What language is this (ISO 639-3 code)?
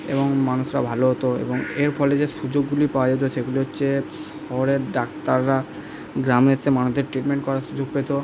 ben